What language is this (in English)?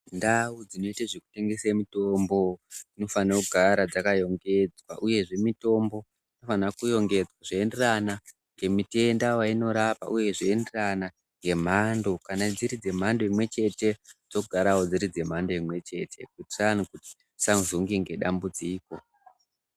Ndau